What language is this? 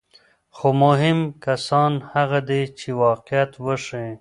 Pashto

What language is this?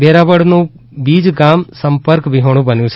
Gujarati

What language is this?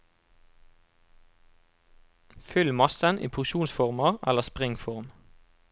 Norwegian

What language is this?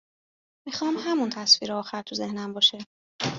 Persian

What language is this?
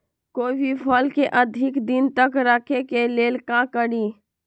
Magahi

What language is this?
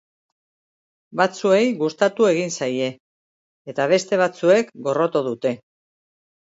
Basque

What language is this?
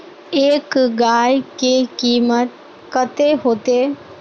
Magahi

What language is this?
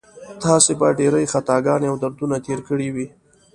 Pashto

